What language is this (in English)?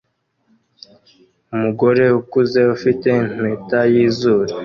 Kinyarwanda